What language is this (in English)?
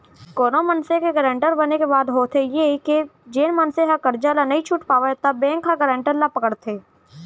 Chhattisgarhi